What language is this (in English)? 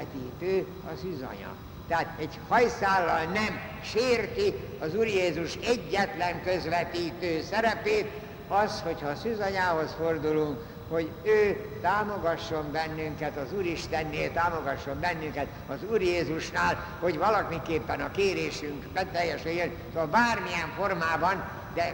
Hungarian